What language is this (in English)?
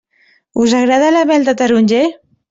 Catalan